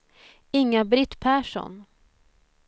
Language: Swedish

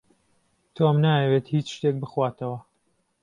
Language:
Central Kurdish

